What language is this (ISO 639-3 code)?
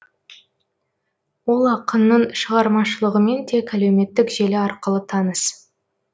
kaz